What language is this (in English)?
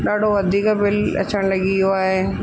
Sindhi